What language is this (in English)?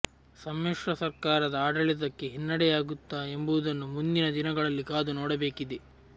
Kannada